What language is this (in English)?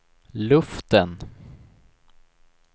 Swedish